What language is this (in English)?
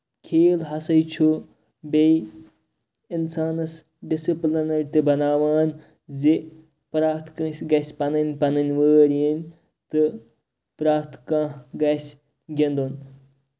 Kashmiri